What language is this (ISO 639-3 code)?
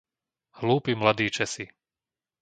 slk